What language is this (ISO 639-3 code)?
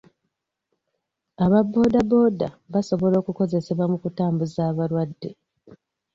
lug